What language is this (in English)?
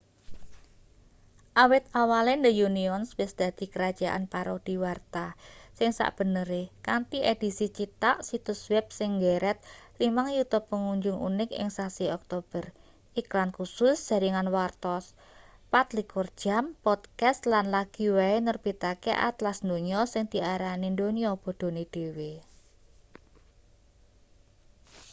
Javanese